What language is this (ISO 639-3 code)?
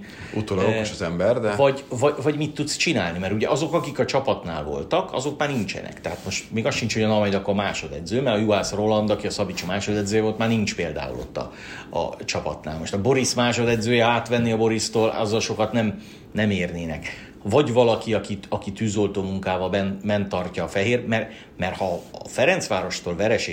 hun